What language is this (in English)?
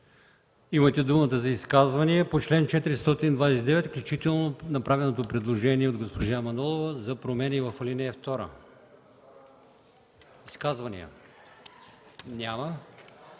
Bulgarian